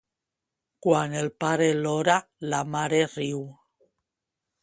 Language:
Catalan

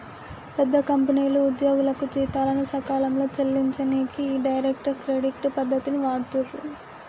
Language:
Telugu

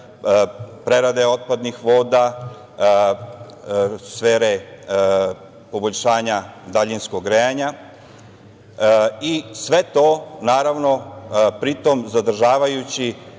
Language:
Serbian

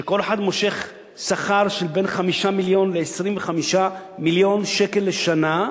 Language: Hebrew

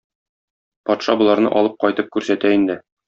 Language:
Tatar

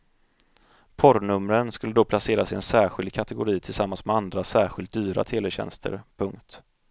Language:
Swedish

